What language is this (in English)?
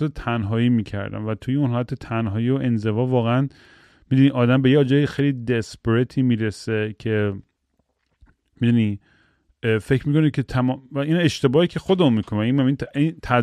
Persian